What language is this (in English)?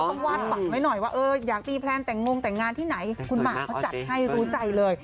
Thai